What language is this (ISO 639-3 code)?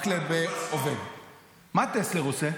heb